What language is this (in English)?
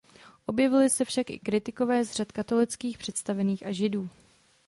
Czech